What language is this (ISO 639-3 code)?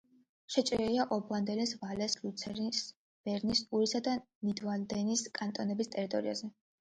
kat